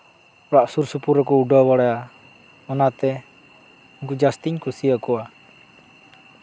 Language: Santali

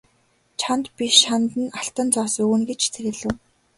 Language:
Mongolian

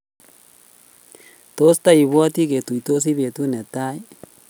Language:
Kalenjin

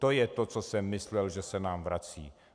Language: Czech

